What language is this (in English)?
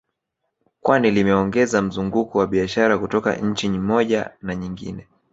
Swahili